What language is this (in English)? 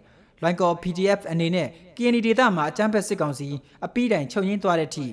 Thai